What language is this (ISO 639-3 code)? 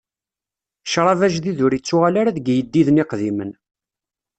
kab